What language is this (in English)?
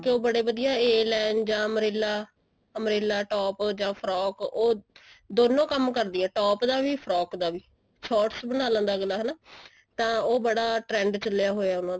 Punjabi